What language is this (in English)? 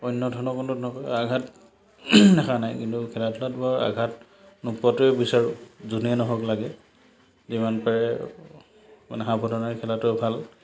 Assamese